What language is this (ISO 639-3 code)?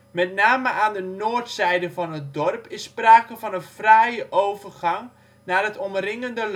nld